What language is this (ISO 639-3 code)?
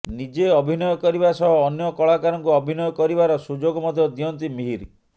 ori